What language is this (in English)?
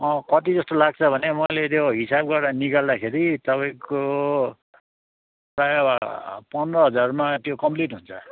Nepali